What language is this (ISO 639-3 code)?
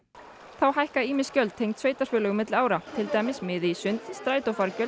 isl